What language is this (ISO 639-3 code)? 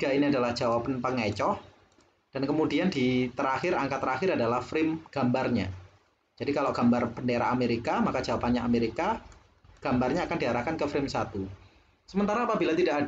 ind